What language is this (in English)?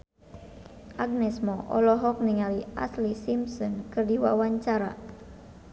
Sundanese